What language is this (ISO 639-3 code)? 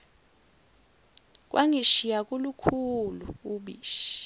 zul